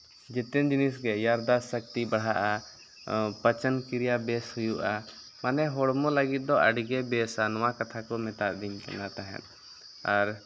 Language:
Santali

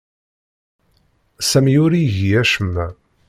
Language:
Kabyle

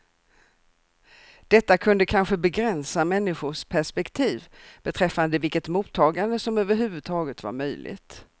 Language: Swedish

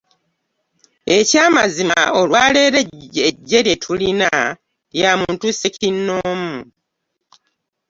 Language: Ganda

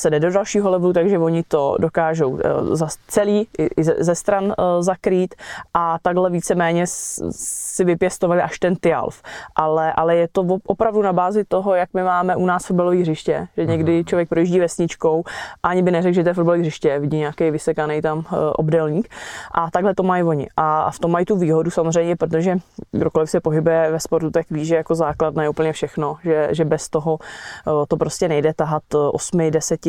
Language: Czech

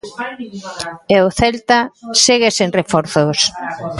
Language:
Galician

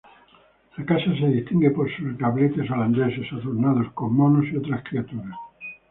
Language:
Spanish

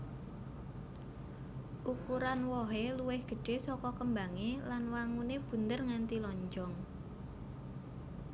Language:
Javanese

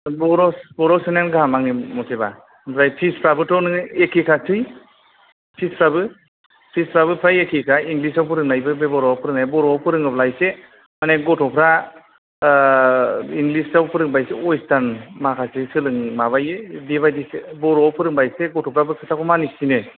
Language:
Bodo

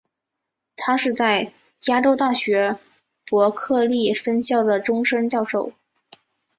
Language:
Chinese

